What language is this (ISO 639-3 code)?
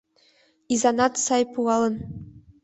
chm